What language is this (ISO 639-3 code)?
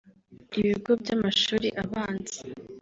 kin